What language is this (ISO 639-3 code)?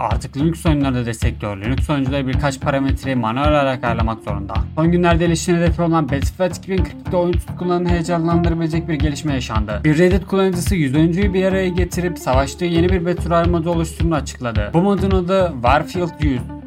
tur